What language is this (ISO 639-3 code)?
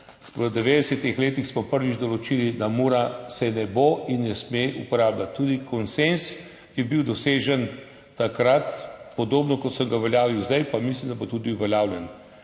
slv